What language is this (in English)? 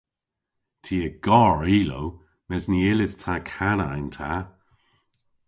Cornish